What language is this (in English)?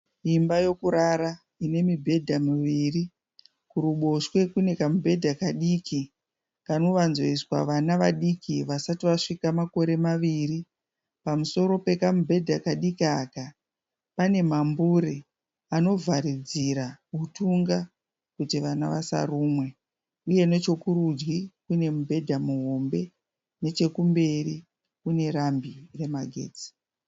Shona